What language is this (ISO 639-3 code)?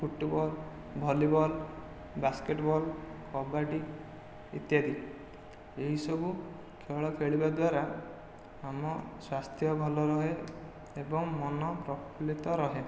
ori